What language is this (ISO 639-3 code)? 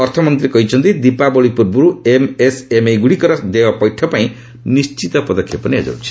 ori